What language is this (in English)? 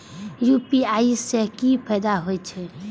Maithili